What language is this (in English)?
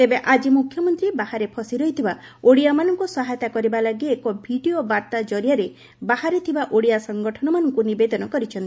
Odia